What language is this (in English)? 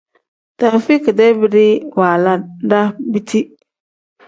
Tem